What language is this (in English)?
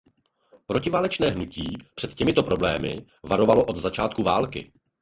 Czech